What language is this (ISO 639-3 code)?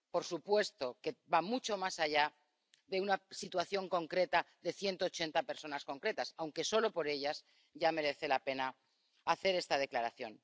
spa